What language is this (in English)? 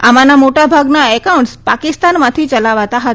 Gujarati